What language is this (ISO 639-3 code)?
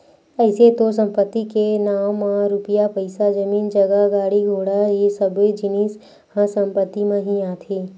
hne